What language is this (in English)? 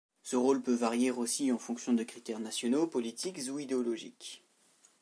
French